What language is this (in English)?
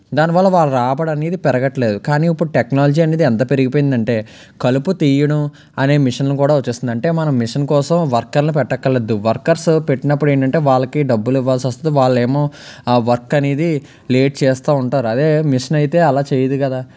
Telugu